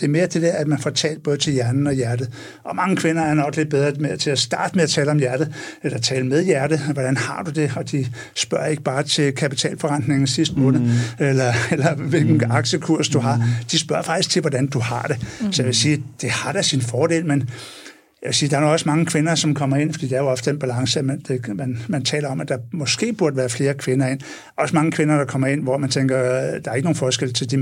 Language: Danish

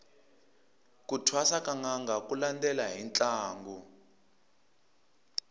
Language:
Tsonga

